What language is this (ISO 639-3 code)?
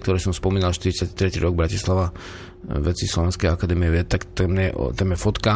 slk